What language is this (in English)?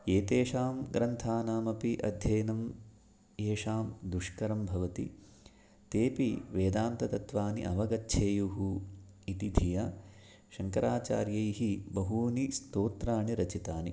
Sanskrit